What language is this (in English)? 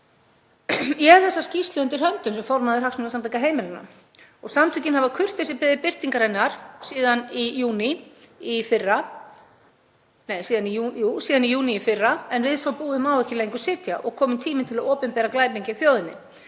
Icelandic